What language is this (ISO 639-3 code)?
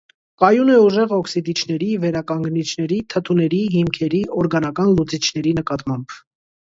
hye